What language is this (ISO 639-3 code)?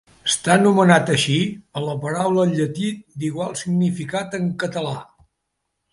cat